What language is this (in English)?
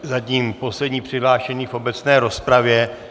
Czech